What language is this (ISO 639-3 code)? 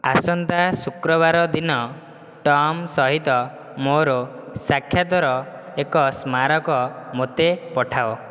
ori